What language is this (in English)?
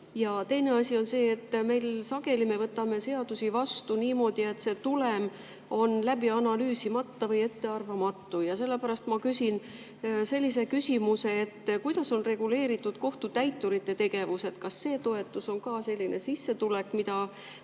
Estonian